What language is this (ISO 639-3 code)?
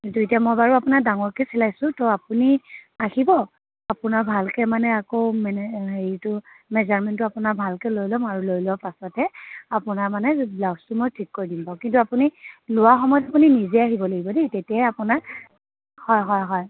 asm